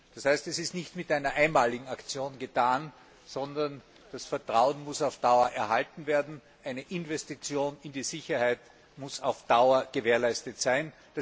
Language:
German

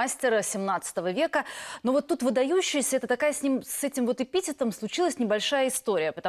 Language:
Russian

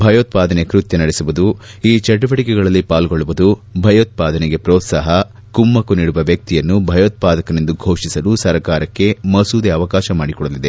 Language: Kannada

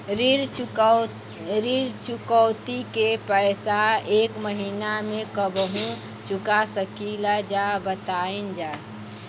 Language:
Bhojpuri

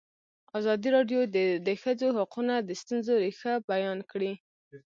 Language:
Pashto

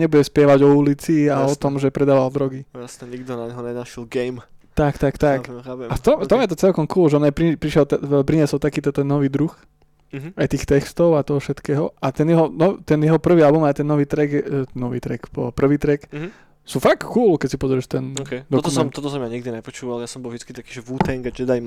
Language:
Slovak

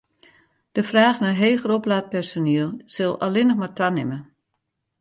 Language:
Western Frisian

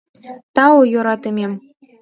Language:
Mari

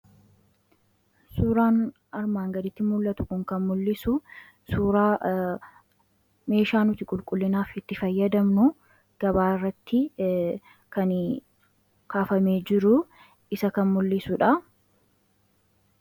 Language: Oromo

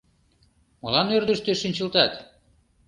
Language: Mari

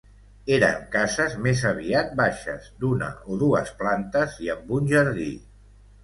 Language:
Catalan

